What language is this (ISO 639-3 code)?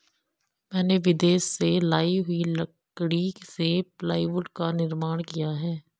hin